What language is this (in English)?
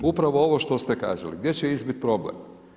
Croatian